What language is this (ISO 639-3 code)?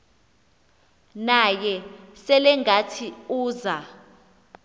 xho